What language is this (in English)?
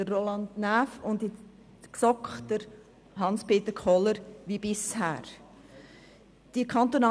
Swiss German